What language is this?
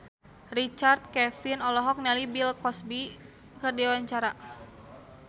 Sundanese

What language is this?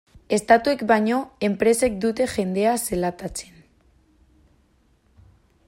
Basque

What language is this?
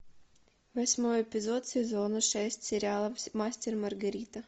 Russian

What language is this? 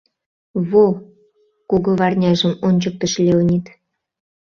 Mari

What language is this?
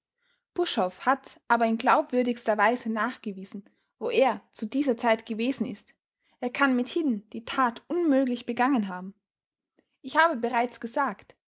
German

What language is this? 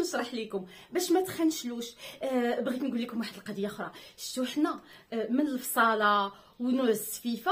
Arabic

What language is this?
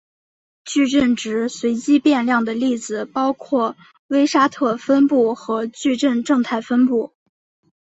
Chinese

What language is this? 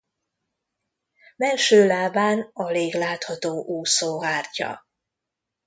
Hungarian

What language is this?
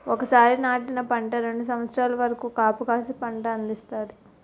Telugu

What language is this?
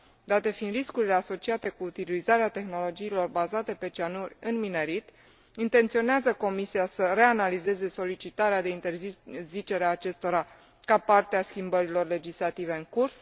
Romanian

